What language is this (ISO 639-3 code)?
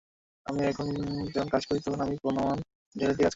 ben